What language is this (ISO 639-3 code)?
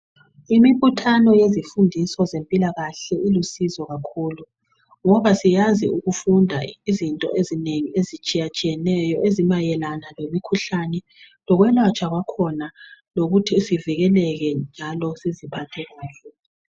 nde